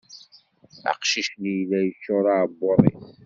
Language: Kabyle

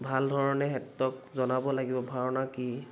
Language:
Assamese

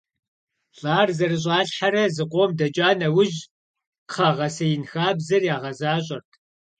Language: Kabardian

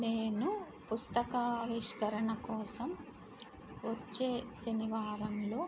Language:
Telugu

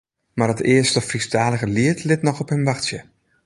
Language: Western Frisian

